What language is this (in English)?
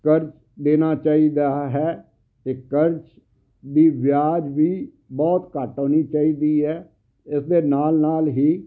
Punjabi